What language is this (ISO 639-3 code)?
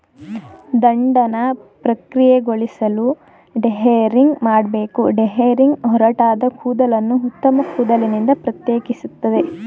kan